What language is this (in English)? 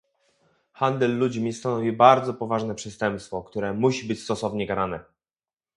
Polish